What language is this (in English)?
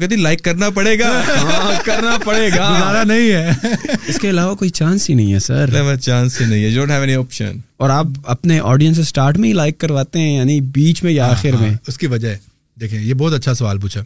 Urdu